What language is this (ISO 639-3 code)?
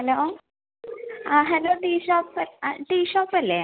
mal